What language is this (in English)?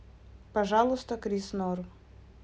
Russian